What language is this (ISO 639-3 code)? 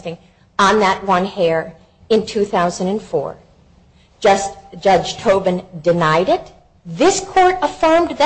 eng